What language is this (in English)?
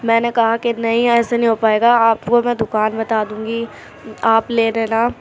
Urdu